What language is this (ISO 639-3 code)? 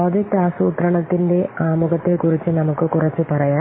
mal